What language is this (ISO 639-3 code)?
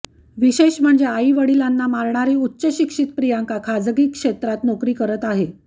mar